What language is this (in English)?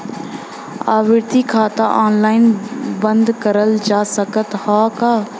Bhojpuri